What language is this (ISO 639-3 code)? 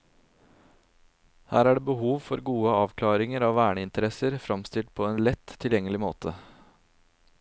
nor